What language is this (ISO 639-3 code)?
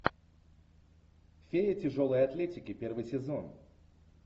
rus